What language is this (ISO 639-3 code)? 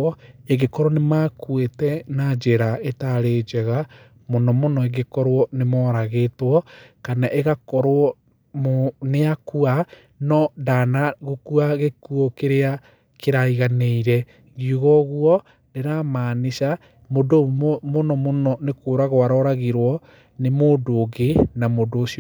kik